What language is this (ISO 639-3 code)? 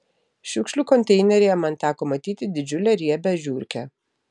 lit